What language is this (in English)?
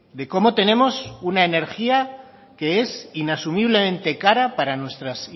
Spanish